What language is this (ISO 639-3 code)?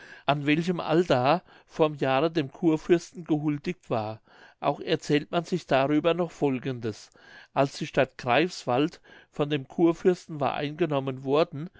deu